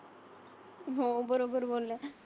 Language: Marathi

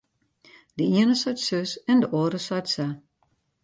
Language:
Western Frisian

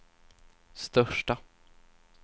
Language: Swedish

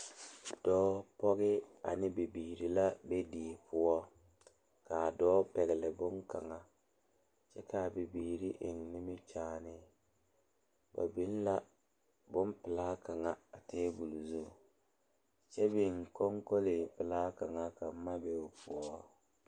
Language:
Southern Dagaare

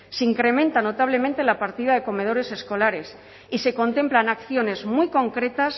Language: Spanish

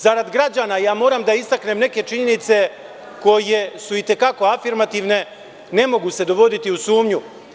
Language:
Serbian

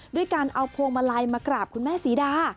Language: Thai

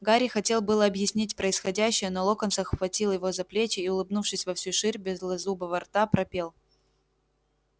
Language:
Russian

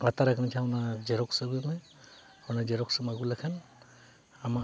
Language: Santali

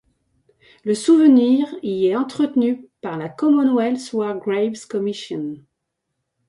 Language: French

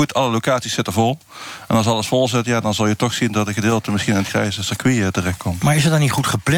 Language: Dutch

